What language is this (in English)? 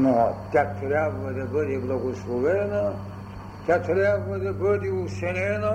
Bulgarian